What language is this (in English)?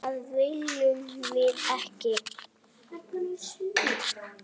Icelandic